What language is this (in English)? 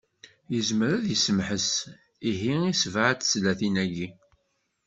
Kabyle